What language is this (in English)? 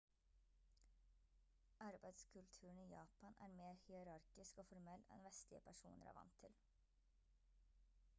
Norwegian Bokmål